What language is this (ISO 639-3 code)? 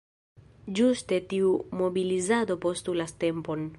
epo